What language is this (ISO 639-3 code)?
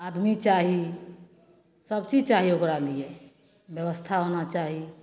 mai